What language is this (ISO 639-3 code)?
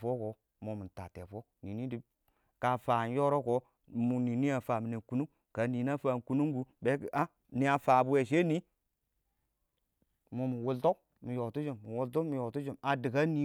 awo